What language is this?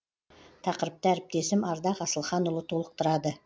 Kazakh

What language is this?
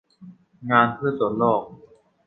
Thai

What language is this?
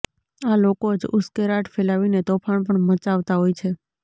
Gujarati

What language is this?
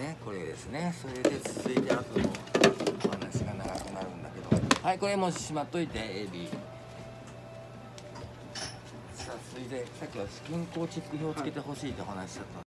Japanese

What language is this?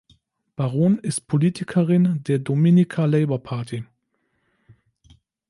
German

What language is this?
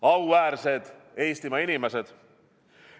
Estonian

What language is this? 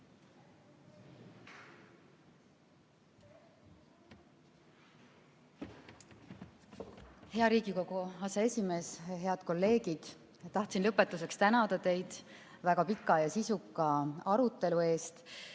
Estonian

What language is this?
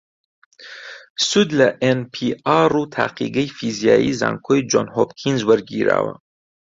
Central Kurdish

